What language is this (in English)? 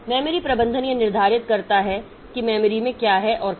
Hindi